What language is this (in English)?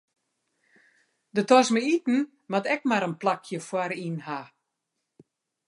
Western Frisian